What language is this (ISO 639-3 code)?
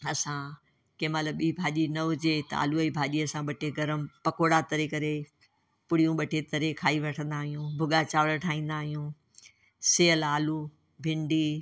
snd